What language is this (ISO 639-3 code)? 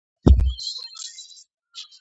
kat